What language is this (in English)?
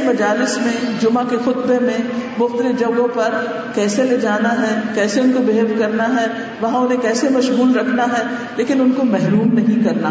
Urdu